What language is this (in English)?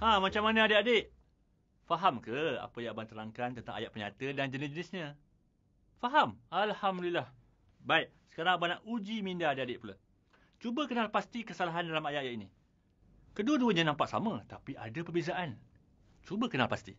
Malay